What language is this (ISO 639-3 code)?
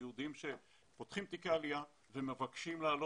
heb